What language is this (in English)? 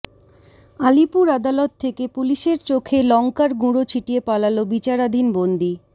Bangla